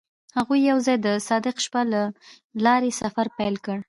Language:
Pashto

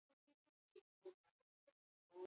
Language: Basque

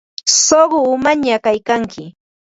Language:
Ambo-Pasco Quechua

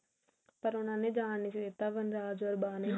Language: Punjabi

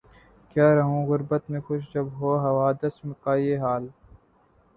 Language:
Urdu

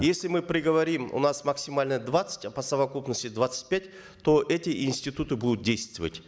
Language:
Kazakh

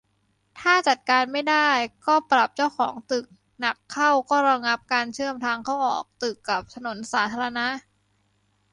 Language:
Thai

